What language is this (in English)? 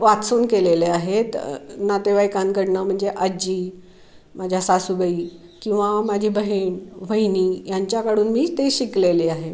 Marathi